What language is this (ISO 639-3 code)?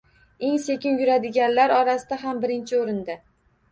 uzb